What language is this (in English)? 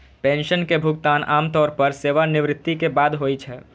Maithili